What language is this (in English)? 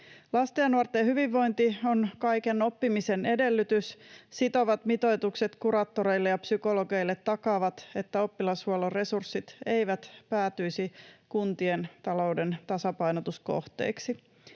Finnish